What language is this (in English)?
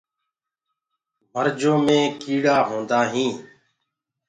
Gurgula